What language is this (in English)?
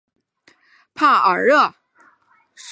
Chinese